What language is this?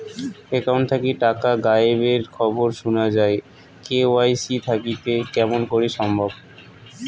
Bangla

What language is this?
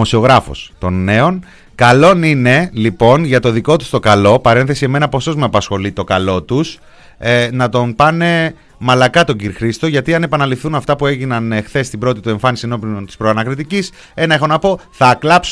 Greek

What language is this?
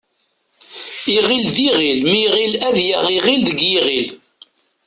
Kabyle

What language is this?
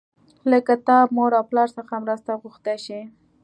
Pashto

